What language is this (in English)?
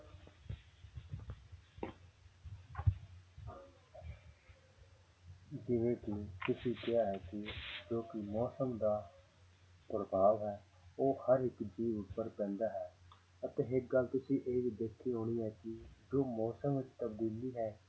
Punjabi